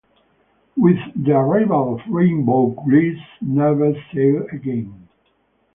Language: English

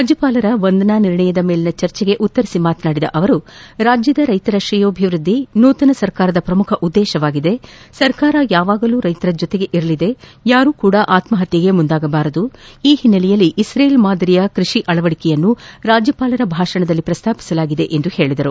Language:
Kannada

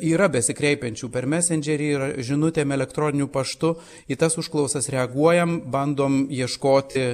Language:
Lithuanian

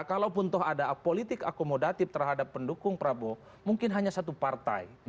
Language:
Indonesian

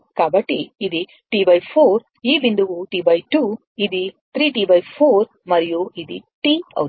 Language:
Telugu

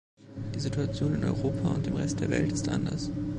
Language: German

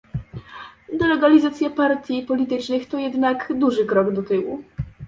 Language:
Polish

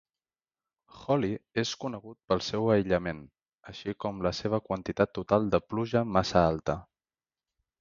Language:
Catalan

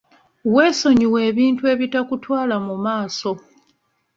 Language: Ganda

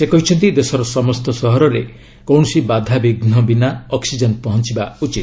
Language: Odia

